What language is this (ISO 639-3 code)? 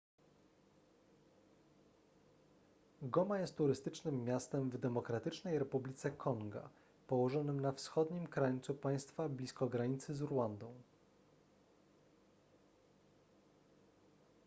pol